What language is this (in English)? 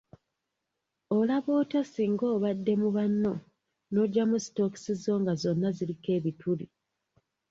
Ganda